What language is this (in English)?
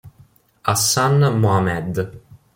Italian